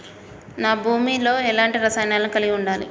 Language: Telugu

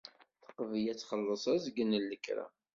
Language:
Kabyle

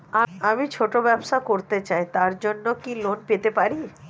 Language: Bangla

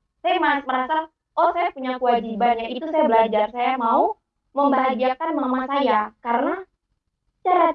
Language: Indonesian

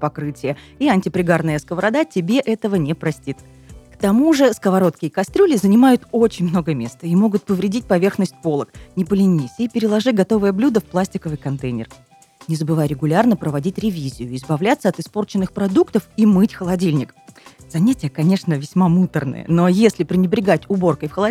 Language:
Russian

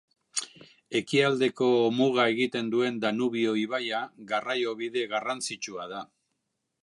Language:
Basque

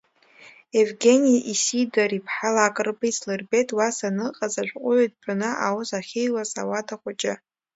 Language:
Abkhazian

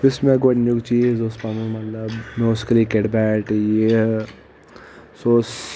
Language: Kashmiri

